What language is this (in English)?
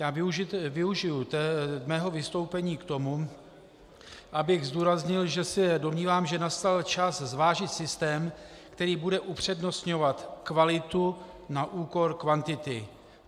Czech